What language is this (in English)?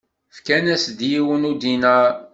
Kabyle